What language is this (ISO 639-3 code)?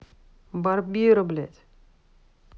rus